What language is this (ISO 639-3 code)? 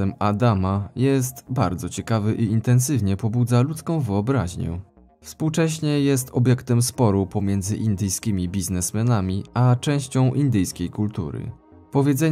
pol